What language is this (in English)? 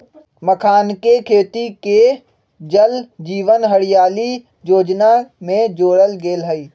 Magahi